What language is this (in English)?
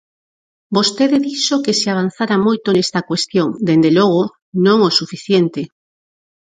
Galician